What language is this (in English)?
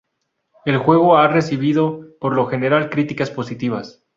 Spanish